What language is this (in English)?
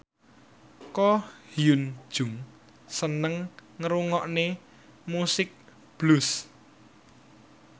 Javanese